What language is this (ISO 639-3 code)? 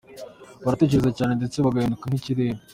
kin